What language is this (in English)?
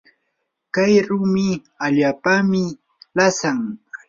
Yanahuanca Pasco Quechua